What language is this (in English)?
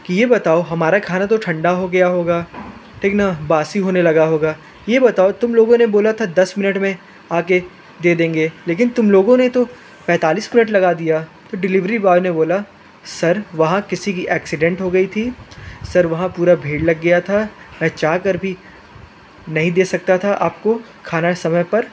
Hindi